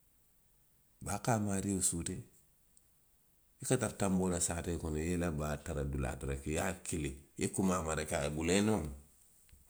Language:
Western Maninkakan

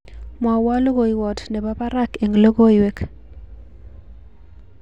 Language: Kalenjin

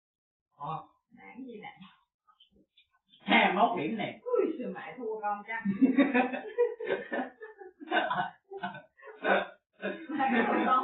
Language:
Vietnamese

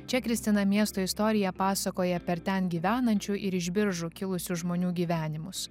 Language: Lithuanian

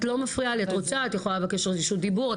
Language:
Hebrew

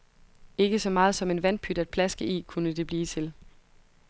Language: Danish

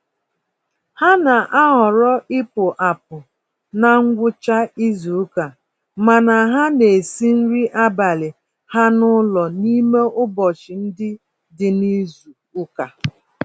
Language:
Igbo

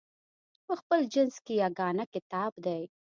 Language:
Pashto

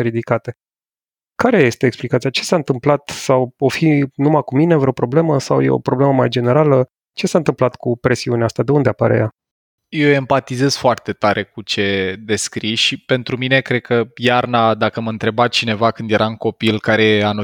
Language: Romanian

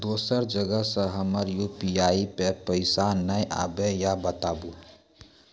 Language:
Maithili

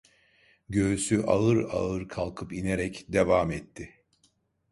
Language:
Turkish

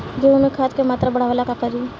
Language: Bhojpuri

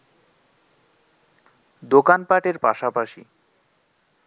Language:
Bangla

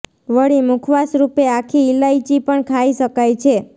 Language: Gujarati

